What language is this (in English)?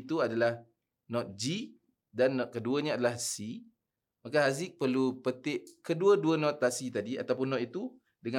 Malay